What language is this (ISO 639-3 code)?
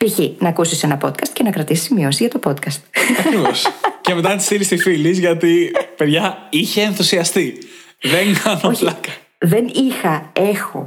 ell